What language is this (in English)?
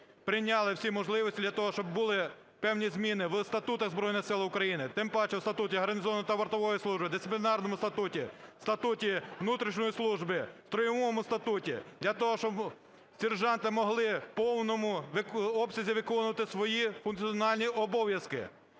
Ukrainian